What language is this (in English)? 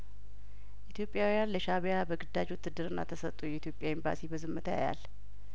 Amharic